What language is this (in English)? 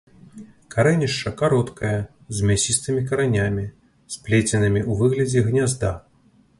Belarusian